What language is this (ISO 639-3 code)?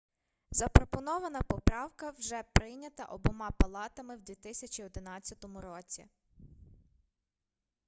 ukr